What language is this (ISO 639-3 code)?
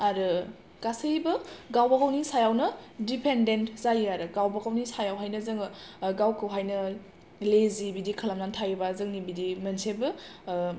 brx